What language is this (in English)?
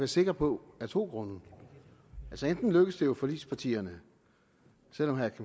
Danish